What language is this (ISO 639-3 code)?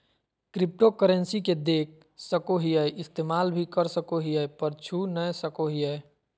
mag